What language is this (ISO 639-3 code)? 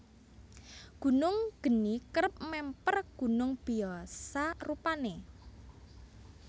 jav